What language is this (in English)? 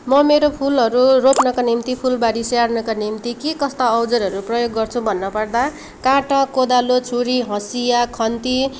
Nepali